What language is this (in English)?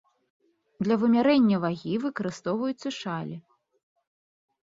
Belarusian